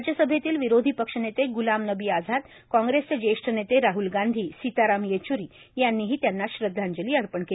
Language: Marathi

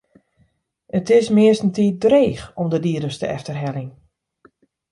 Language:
Western Frisian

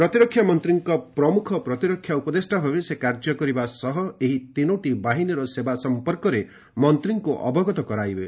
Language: Odia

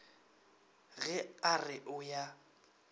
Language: Northern Sotho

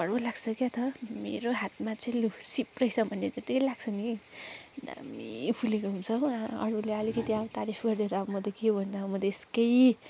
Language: Nepali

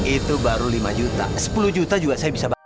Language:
Indonesian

